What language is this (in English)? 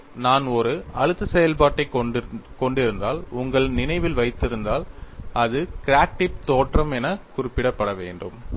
Tamil